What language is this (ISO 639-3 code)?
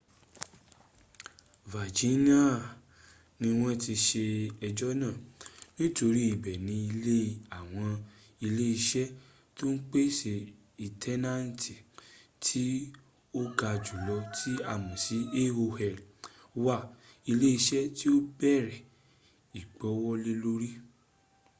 yor